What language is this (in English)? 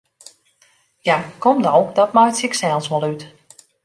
Western Frisian